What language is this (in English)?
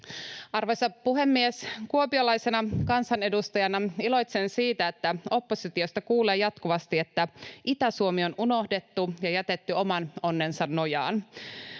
Finnish